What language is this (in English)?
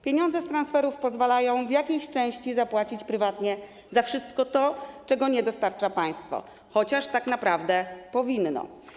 Polish